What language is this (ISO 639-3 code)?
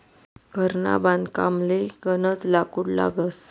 mar